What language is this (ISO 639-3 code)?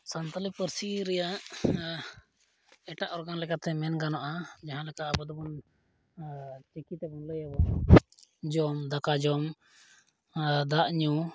sat